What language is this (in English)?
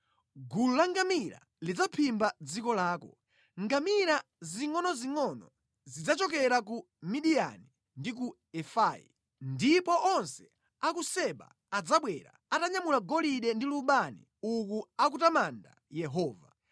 Nyanja